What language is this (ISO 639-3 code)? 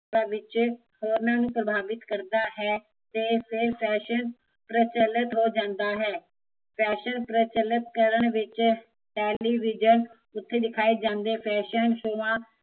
pan